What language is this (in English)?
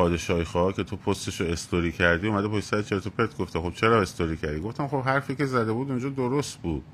Persian